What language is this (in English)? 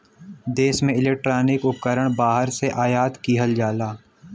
Bhojpuri